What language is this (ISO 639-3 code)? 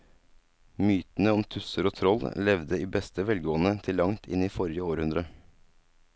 nor